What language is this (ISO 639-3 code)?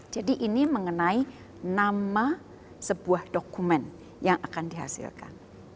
ind